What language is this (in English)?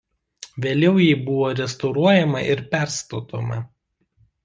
Lithuanian